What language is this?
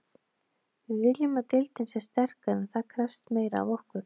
Icelandic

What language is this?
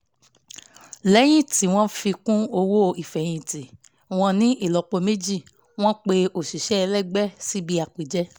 Yoruba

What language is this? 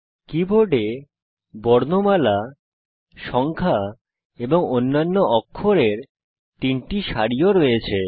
Bangla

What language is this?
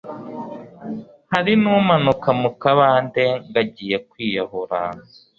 Kinyarwanda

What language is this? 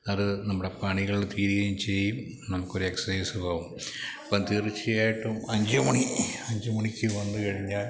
Malayalam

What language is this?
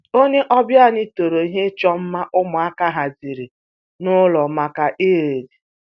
Igbo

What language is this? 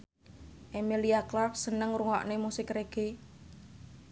Javanese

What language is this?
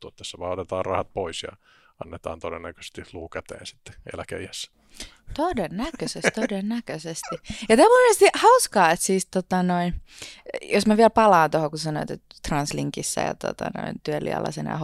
Finnish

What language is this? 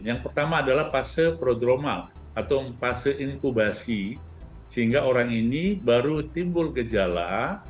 Indonesian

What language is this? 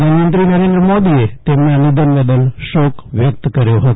Gujarati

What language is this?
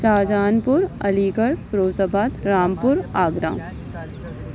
Urdu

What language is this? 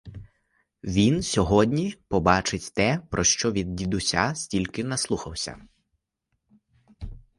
Ukrainian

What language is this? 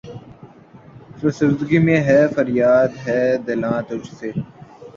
Urdu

